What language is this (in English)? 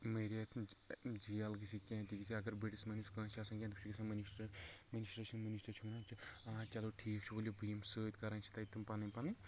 Kashmiri